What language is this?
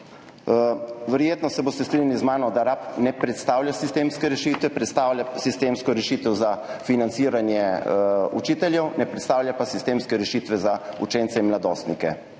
Slovenian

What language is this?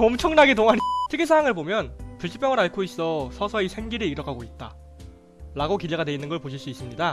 Korean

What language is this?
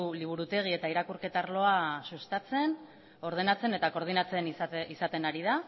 Basque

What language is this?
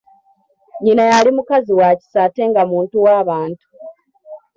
Ganda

